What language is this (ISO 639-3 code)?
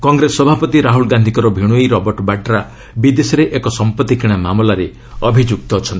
ori